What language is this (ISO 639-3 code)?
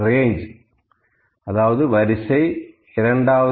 tam